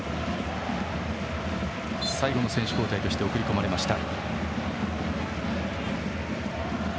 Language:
Japanese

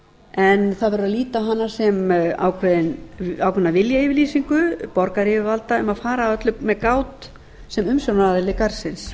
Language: Icelandic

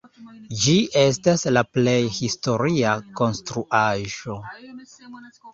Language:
Esperanto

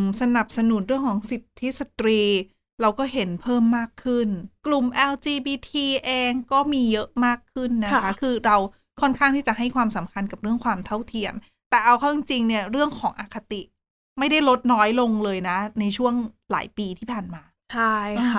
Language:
Thai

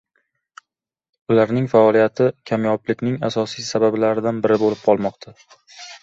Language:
Uzbek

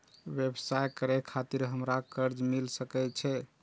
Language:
Maithili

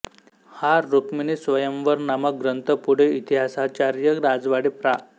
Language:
Marathi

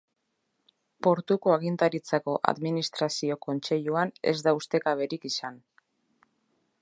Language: Basque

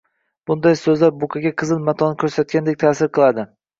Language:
Uzbek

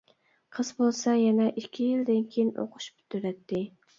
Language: Uyghur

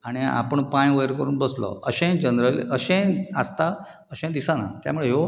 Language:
Konkani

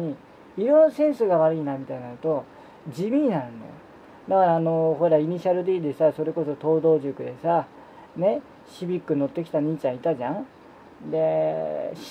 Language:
Japanese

